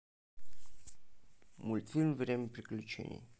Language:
Russian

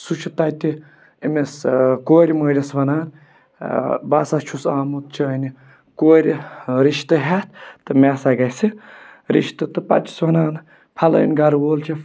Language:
Kashmiri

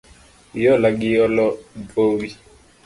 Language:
Luo (Kenya and Tanzania)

